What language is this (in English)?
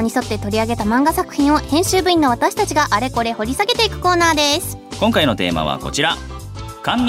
Japanese